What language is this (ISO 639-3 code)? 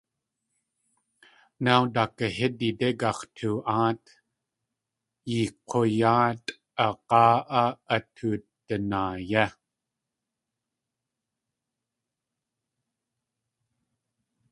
tli